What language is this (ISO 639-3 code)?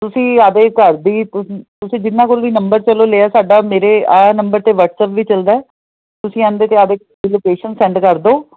pan